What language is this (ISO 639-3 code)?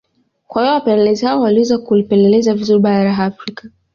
swa